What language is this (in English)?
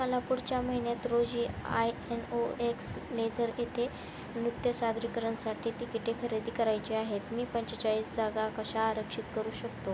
Marathi